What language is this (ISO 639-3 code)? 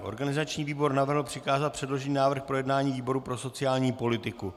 ces